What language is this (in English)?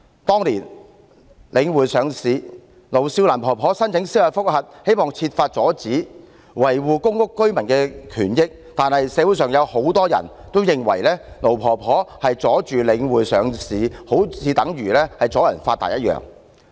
Cantonese